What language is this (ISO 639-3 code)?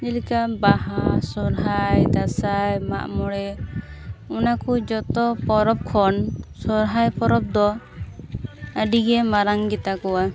sat